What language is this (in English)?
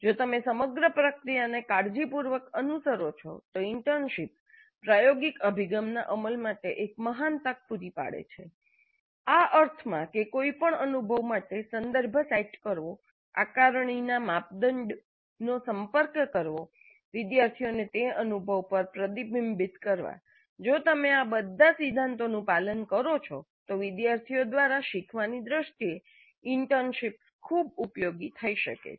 Gujarati